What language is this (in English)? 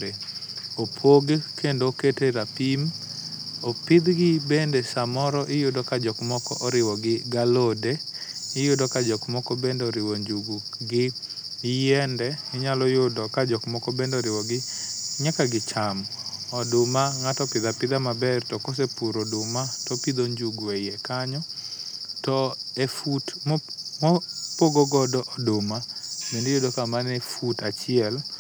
Luo (Kenya and Tanzania)